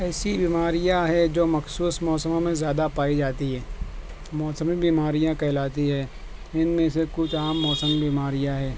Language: Urdu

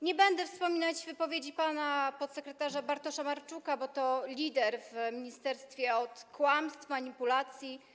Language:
Polish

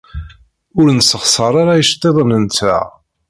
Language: Kabyle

